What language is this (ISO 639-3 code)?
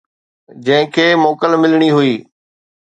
snd